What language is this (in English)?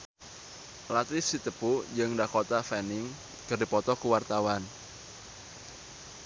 Sundanese